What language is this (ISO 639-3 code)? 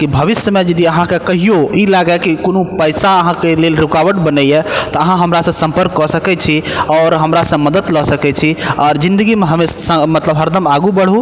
mai